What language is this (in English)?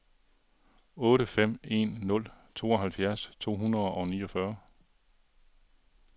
Danish